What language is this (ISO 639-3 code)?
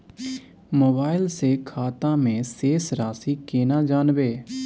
mai